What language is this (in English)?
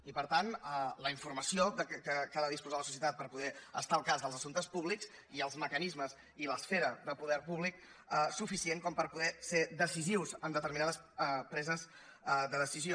Catalan